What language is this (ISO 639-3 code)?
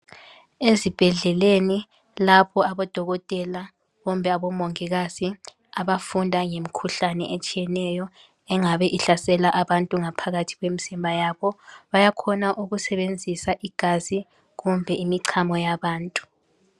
nde